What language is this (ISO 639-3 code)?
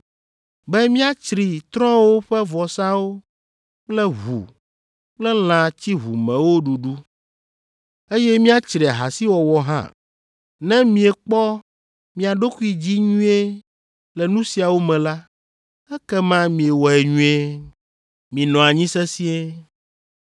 ewe